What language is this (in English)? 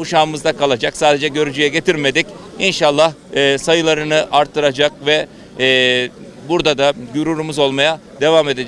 Turkish